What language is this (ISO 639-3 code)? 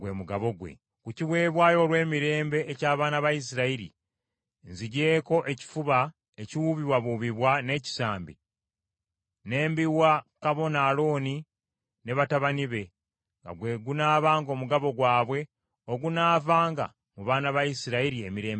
lug